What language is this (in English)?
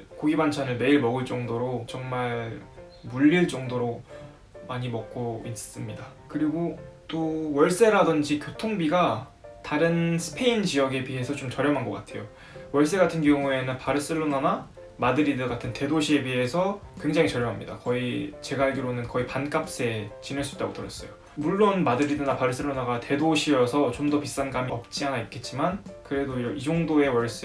Korean